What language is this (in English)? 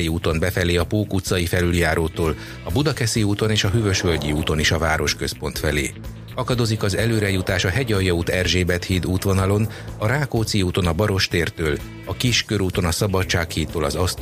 Hungarian